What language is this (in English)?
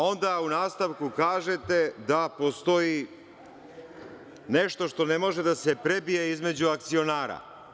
Serbian